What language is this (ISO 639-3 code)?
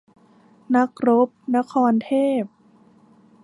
tha